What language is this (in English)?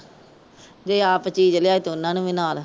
Punjabi